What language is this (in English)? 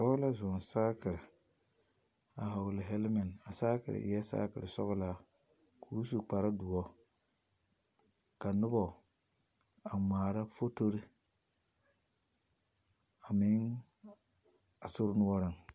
Southern Dagaare